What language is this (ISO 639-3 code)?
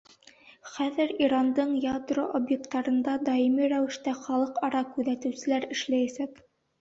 bak